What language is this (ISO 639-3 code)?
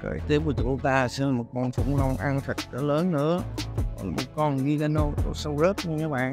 vie